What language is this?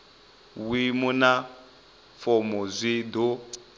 Venda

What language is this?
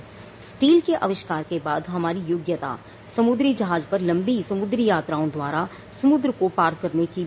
Hindi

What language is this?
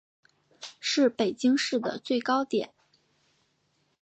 Chinese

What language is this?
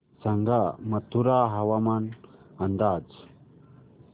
Marathi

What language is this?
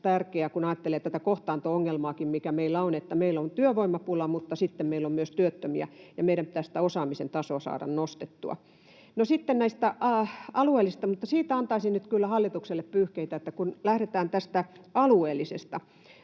Finnish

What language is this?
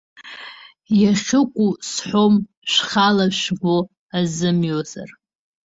Abkhazian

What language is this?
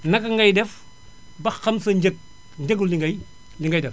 Wolof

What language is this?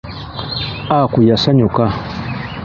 Ganda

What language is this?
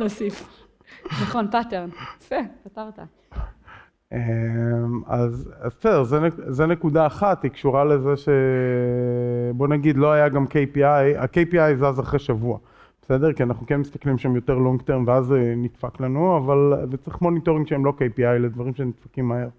Hebrew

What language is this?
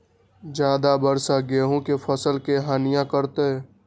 Magahi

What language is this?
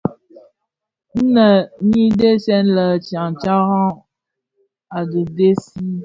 Bafia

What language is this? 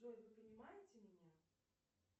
Russian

